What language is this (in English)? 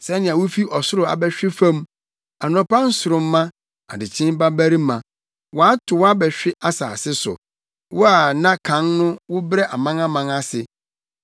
Akan